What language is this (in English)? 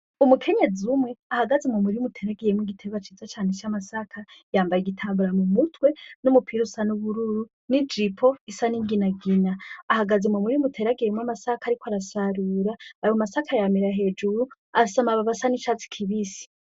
Rundi